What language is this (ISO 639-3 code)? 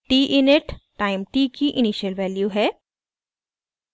hin